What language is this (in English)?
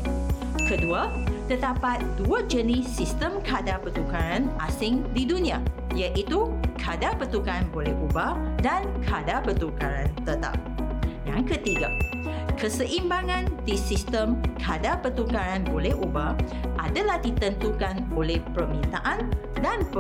Malay